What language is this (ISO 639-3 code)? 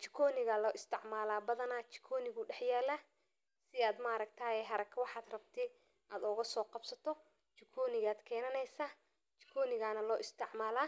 som